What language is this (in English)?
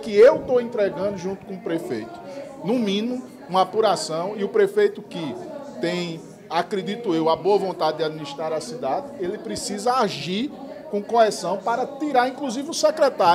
Portuguese